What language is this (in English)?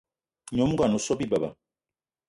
Eton (Cameroon)